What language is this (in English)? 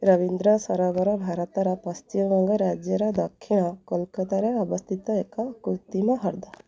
Odia